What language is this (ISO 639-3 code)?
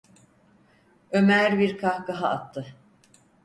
tur